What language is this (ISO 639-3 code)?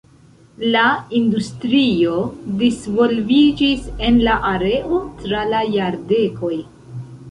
epo